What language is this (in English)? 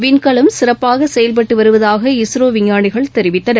Tamil